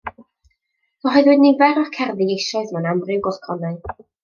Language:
Welsh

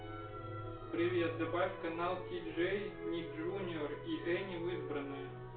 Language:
Russian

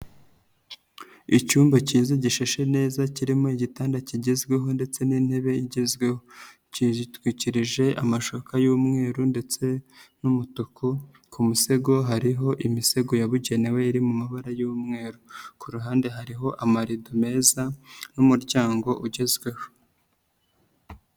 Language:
Kinyarwanda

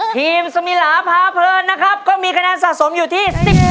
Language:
Thai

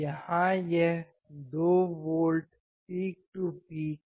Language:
Hindi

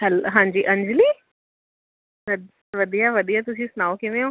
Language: Punjabi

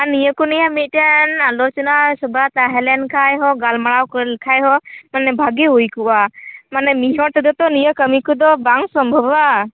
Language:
Santali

